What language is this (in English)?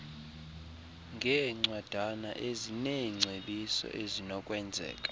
Xhosa